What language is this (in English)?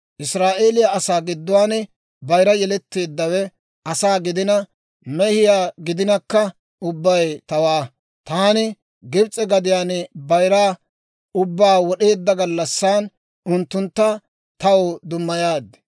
Dawro